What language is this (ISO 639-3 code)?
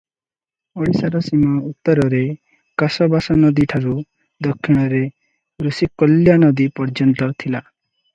ori